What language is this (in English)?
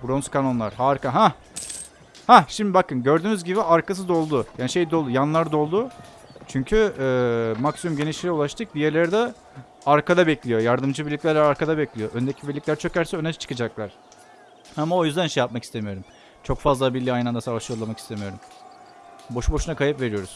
Turkish